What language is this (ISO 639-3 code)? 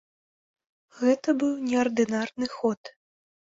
bel